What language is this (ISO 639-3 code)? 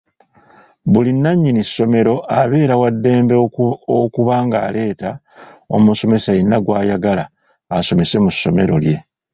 lug